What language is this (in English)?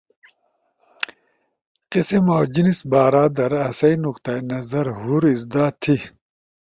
Ushojo